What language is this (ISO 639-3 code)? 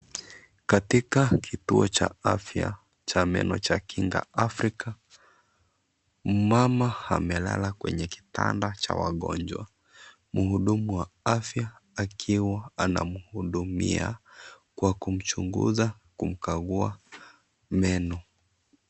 swa